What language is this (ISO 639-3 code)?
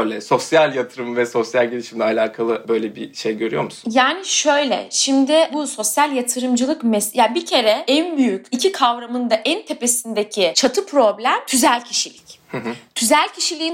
tur